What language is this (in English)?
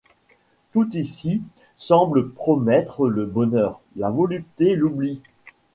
French